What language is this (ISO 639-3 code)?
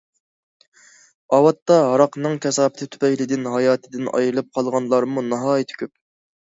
uig